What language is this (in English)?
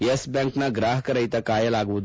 Kannada